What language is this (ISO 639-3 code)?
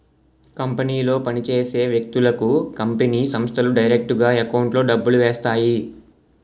tel